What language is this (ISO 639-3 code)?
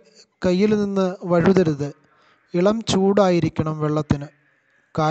hin